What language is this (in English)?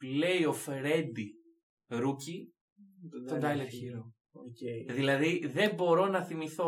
Greek